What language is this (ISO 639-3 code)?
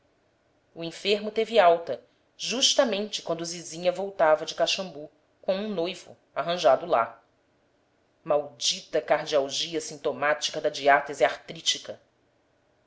por